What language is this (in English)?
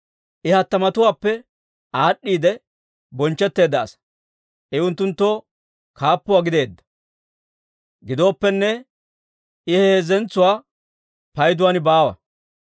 Dawro